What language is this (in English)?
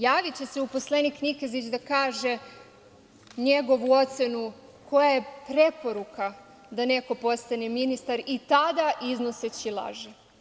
Serbian